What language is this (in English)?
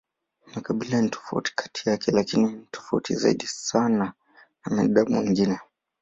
Swahili